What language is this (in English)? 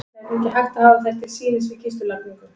Icelandic